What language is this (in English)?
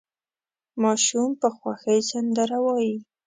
Pashto